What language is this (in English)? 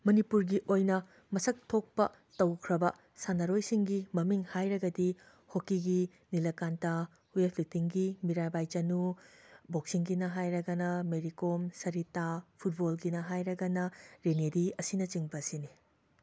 Manipuri